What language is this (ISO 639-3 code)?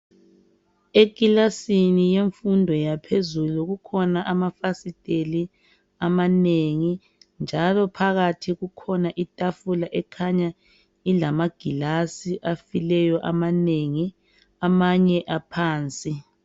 nde